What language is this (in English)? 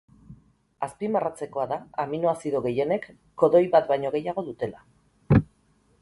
Basque